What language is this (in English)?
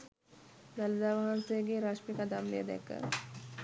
Sinhala